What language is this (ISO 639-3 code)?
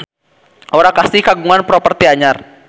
sun